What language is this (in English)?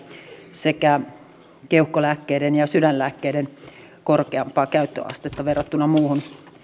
Finnish